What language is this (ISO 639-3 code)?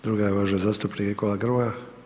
hrv